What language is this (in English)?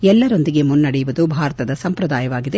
Kannada